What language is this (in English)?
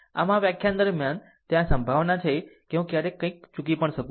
Gujarati